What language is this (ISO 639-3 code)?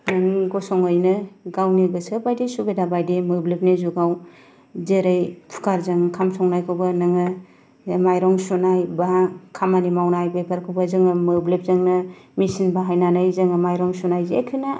brx